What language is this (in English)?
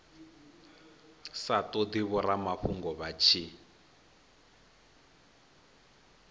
Venda